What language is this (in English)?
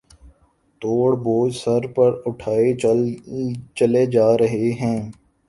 Urdu